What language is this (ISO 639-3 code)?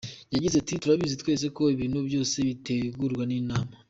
kin